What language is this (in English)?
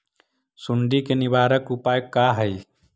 Magahi